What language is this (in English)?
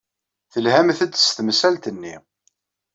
Kabyle